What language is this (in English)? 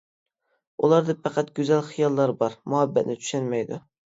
Uyghur